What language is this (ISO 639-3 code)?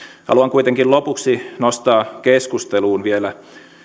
fin